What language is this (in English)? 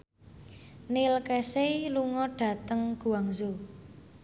Javanese